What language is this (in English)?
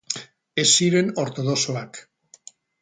Basque